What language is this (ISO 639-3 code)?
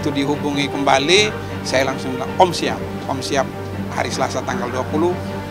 ind